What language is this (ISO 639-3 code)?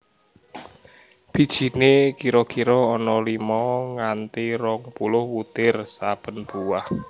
jav